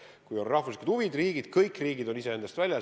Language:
Estonian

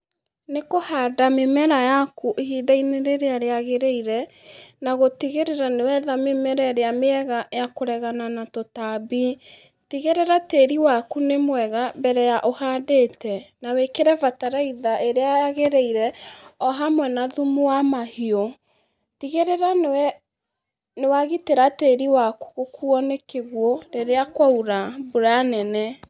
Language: Kikuyu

